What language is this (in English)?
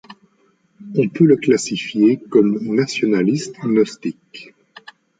French